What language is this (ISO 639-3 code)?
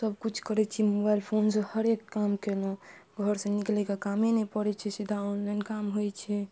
mai